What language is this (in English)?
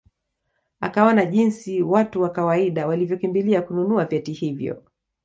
Swahili